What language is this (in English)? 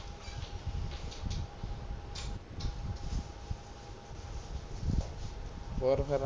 Punjabi